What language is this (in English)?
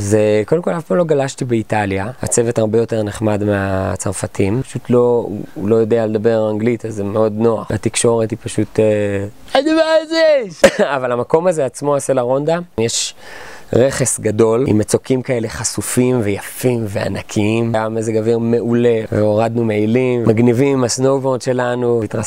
Hebrew